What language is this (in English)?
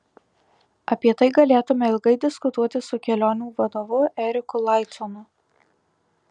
Lithuanian